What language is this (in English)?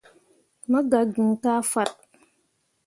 Mundang